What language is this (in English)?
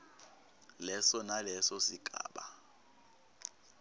Swati